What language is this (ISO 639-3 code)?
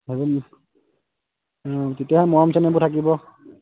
asm